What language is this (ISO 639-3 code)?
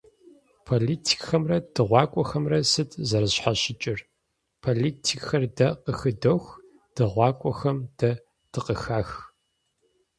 kbd